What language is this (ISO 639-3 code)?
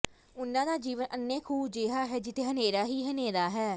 pan